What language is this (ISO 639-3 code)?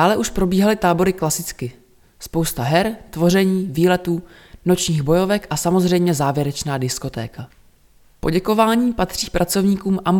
ces